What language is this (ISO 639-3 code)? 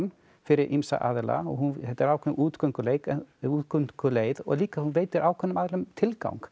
isl